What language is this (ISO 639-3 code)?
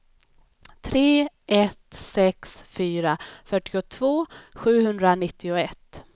swe